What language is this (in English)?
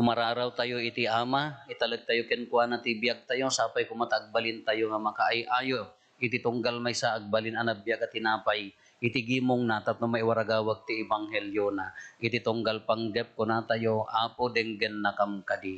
Filipino